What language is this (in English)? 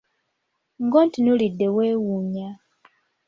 Ganda